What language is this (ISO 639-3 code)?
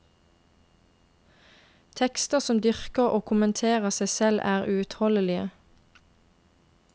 nor